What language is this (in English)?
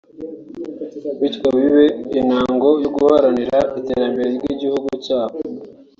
Kinyarwanda